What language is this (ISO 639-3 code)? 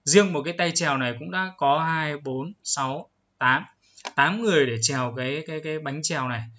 vie